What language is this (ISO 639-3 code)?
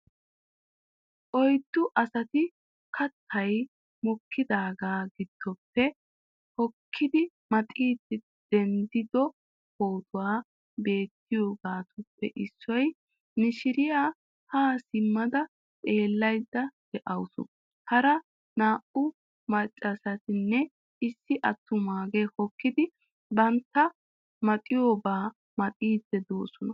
wal